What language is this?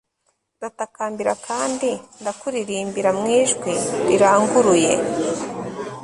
Kinyarwanda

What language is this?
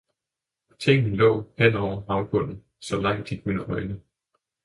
Danish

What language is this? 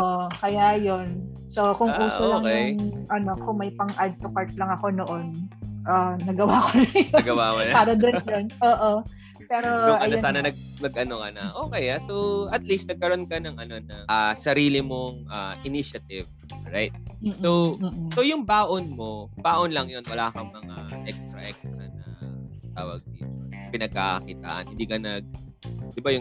Filipino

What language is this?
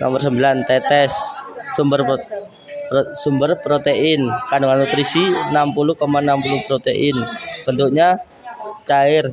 Indonesian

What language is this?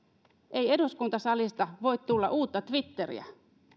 Finnish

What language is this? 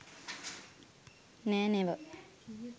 Sinhala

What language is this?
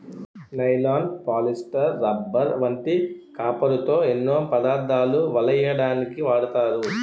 Telugu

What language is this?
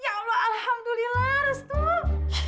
Indonesian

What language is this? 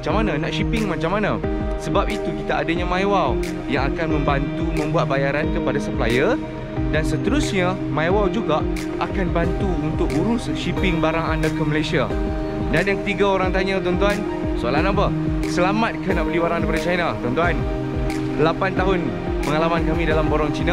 Malay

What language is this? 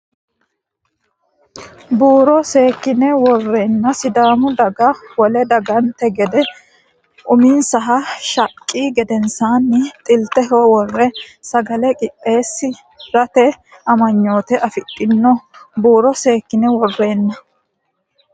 Sidamo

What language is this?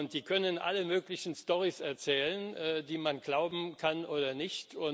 German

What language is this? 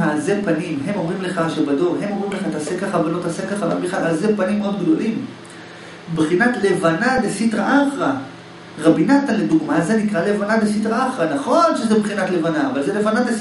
Hebrew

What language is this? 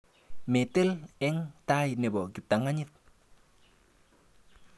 Kalenjin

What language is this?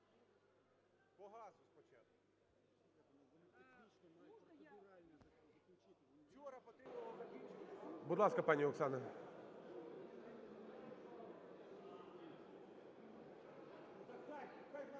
Ukrainian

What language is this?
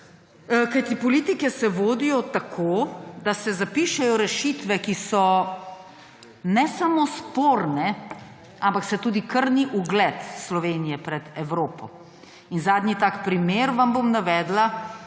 Slovenian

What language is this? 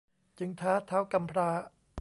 Thai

